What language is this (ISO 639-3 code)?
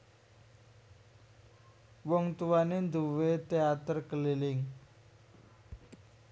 jav